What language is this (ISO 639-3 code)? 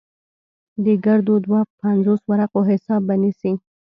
pus